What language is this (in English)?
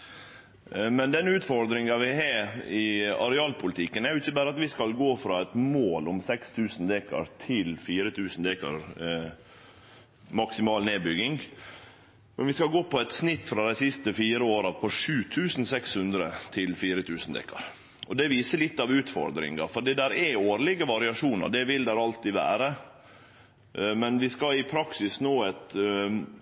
Norwegian Nynorsk